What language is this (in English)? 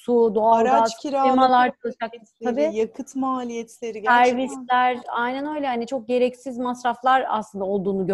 Turkish